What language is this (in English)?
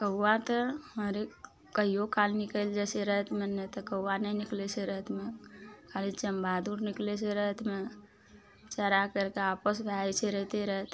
Maithili